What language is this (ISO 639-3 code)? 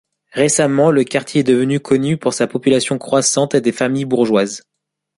fra